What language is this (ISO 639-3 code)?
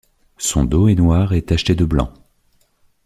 fra